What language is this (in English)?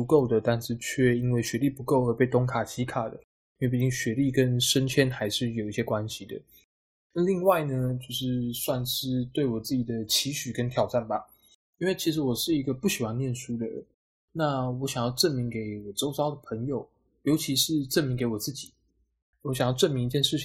Chinese